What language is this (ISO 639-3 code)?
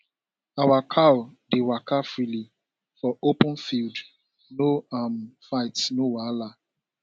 pcm